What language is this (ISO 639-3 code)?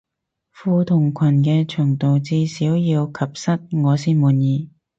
yue